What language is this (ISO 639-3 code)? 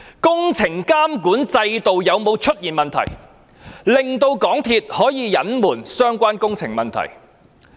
yue